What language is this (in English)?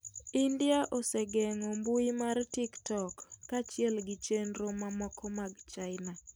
Luo (Kenya and Tanzania)